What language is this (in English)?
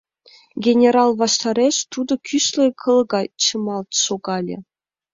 Mari